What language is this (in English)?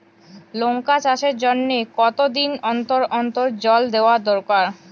Bangla